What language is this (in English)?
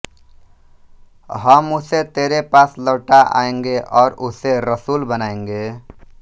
Hindi